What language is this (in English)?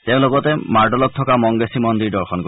Assamese